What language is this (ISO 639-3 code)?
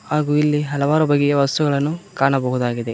kan